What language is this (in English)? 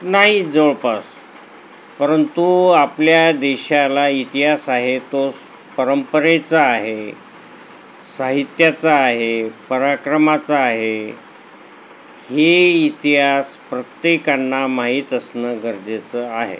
Marathi